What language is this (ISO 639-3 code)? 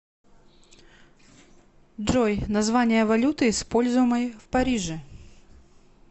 rus